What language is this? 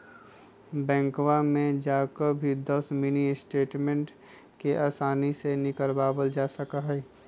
Magahi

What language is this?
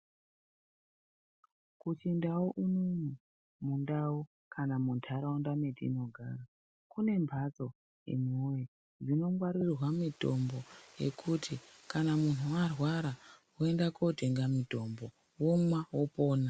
Ndau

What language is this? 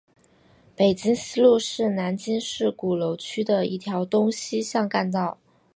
Chinese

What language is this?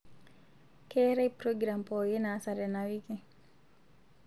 Masai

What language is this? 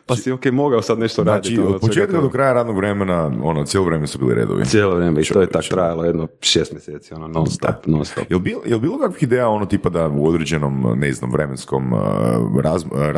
Croatian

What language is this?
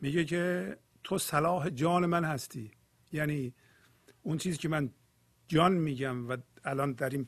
Persian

